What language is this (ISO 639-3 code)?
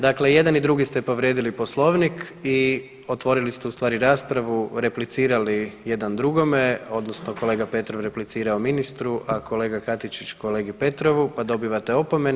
hrv